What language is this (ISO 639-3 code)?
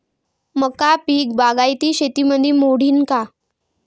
mar